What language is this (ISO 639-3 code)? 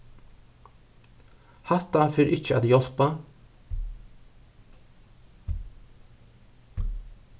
fao